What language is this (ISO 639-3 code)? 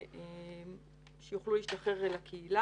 heb